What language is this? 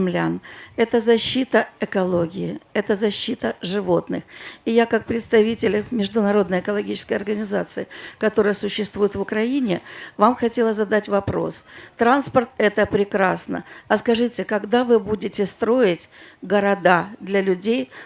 Russian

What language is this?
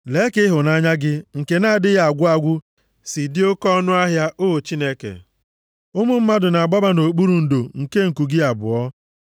Igbo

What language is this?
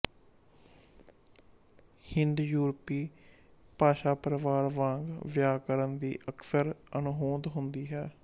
Punjabi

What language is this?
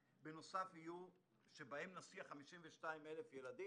Hebrew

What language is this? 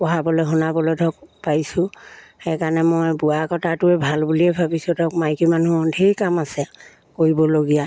Assamese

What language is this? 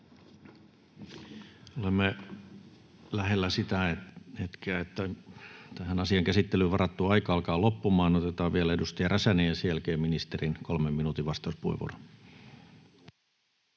Finnish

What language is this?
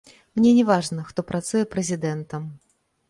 Belarusian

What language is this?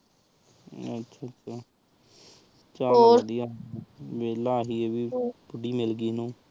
Punjabi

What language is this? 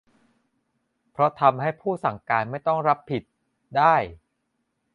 Thai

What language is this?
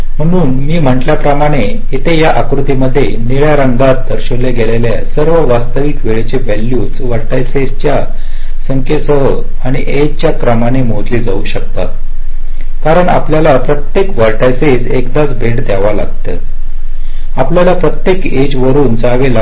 Marathi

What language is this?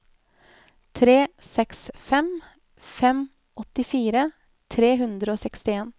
Norwegian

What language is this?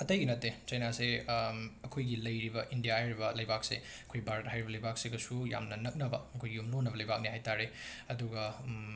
Manipuri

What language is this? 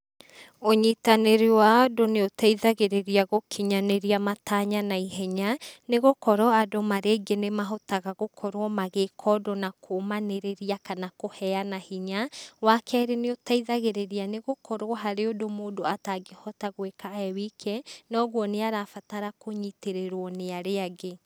Kikuyu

